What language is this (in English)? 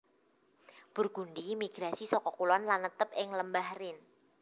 Javanese